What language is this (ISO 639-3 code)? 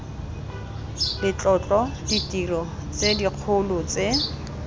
tsn